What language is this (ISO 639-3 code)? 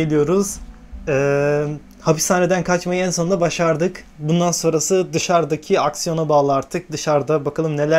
tur